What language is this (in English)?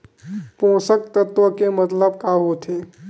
Chhattisgarhi